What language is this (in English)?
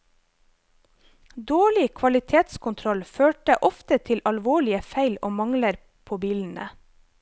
Norwegian